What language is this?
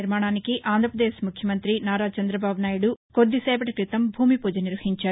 Telugu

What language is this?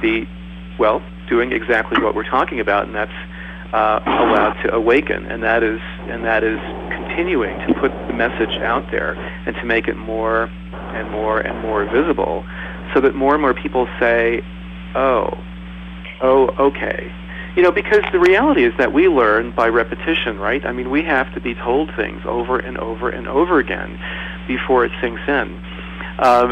English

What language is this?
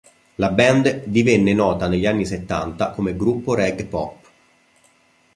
Italian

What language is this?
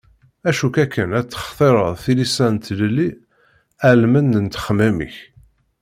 Kabyle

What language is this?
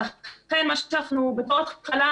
Hebrew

